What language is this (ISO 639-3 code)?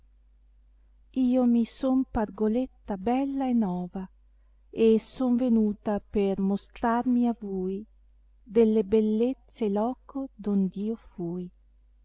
ita